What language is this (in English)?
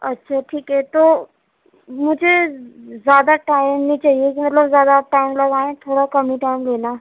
Urdu